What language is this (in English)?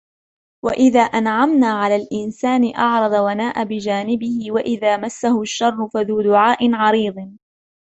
Arabic